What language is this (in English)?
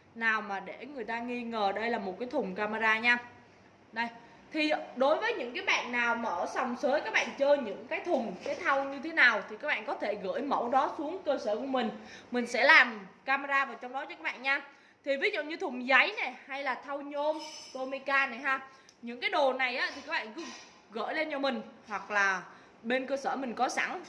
Vietnamese